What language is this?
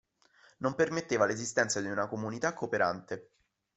Italian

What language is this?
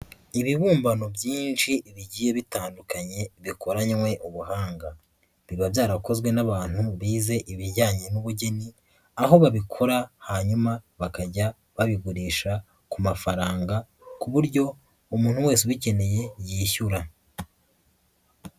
Kinyarwanda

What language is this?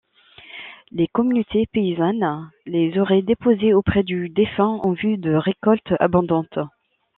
French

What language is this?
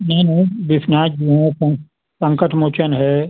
Hindi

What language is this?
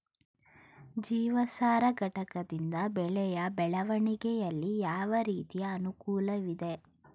Kannada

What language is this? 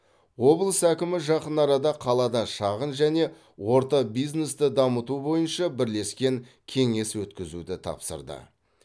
Kazakh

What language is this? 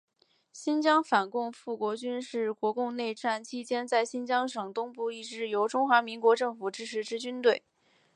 Chinese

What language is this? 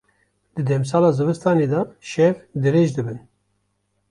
Kurdish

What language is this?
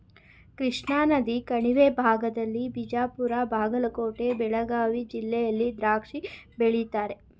Kannada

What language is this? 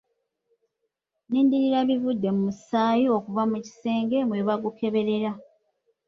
Ganda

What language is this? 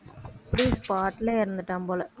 Tamil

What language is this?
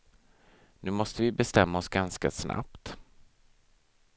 Swedish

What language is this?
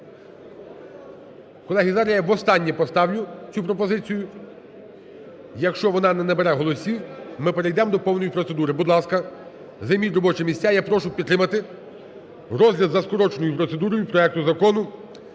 Ukrainian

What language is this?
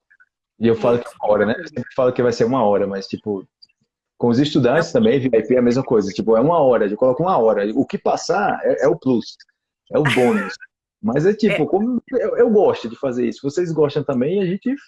Portuguese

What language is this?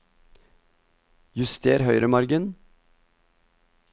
Norwegian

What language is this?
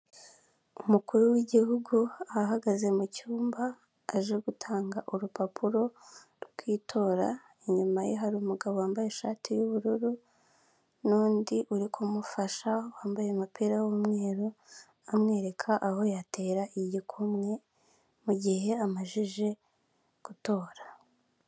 Kinyarwanda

